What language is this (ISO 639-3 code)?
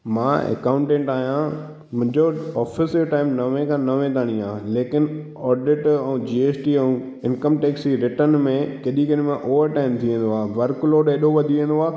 snd